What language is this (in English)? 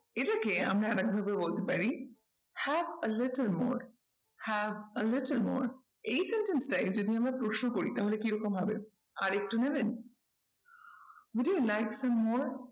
Bangla